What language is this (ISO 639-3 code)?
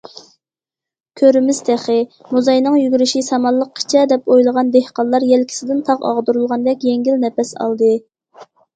uig